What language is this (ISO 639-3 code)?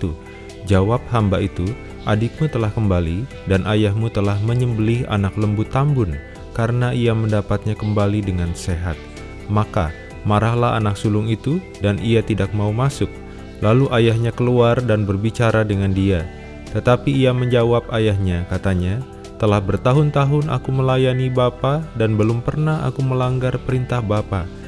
ind